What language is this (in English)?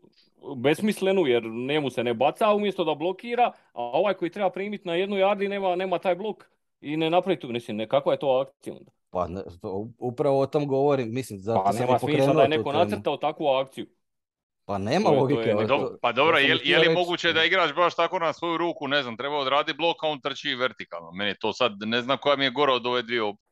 Croatian